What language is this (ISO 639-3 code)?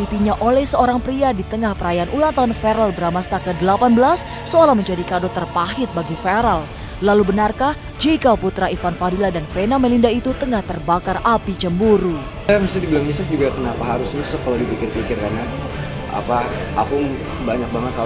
ind